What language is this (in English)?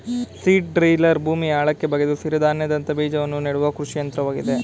Kannada